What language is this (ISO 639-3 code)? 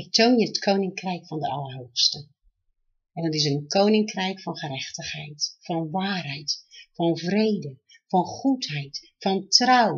nld